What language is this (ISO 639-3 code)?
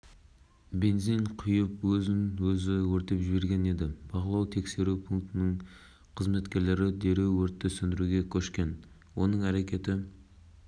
kaz